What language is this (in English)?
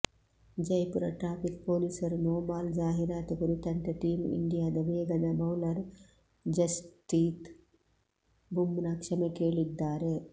Kannada